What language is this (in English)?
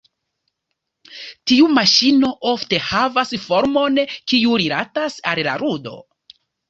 Esperanto